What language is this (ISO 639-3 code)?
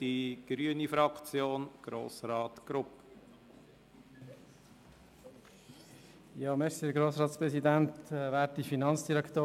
gsw